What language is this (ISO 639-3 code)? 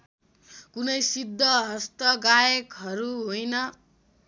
nep